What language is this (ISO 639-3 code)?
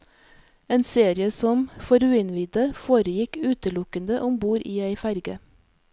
nor